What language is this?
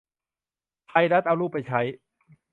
Thai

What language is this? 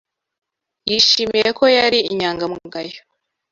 Kinyarwanda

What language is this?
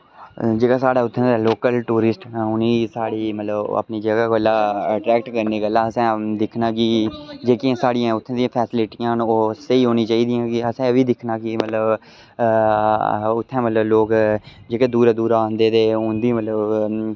Dogri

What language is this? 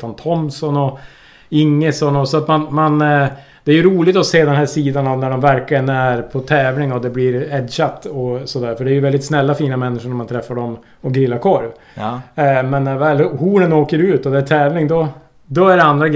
Swedish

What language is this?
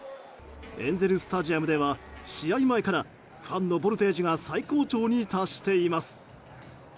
Japanese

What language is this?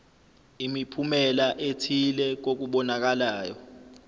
Zulu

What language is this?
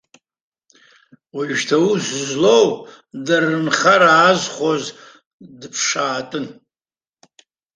Abkhazian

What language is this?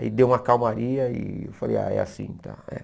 Portuguese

